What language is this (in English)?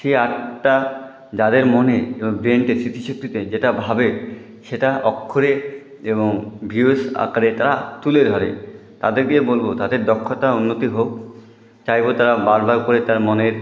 Bangla